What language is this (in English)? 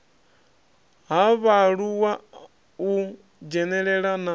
Venda